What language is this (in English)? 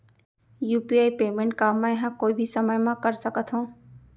Chhattisgarhi